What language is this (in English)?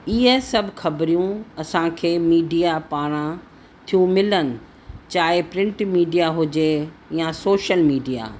Sindhi